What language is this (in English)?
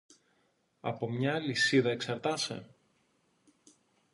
Greek